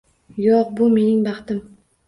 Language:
Uzbek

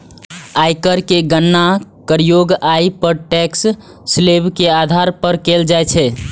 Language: Maithili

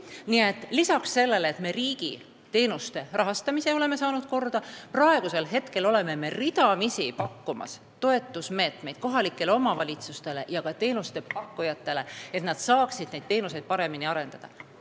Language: Estonian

